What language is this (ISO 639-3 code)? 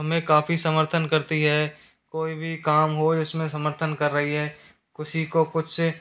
hin